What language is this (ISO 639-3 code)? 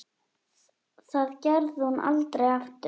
isl